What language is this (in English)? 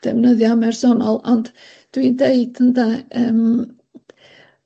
Welsh